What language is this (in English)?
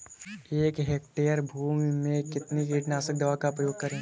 Hindi